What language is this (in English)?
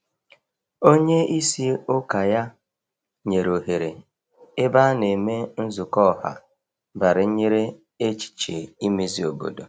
Igbo